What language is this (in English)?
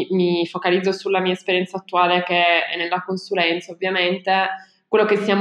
Italian